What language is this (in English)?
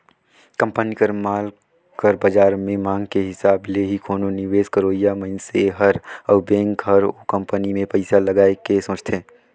Chhattisgarhi